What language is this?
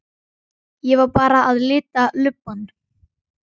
Icelandic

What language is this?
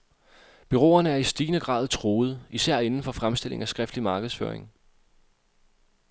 Danish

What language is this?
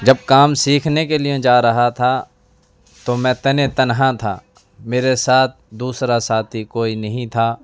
Urdu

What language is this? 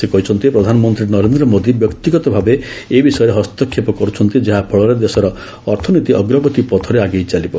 Odia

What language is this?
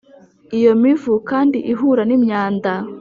Kinyarwanda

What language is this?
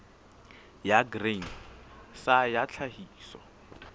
Southern Sotho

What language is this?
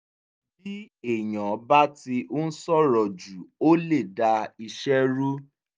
Yoruba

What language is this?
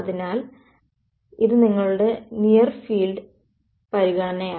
Malayalam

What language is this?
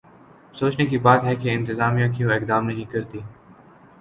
Urdu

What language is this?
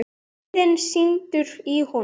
Icelandic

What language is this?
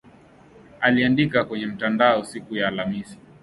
Swahili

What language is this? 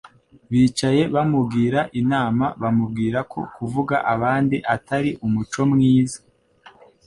Kinyarwanda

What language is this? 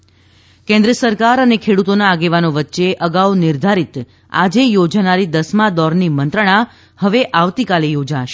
Gujarati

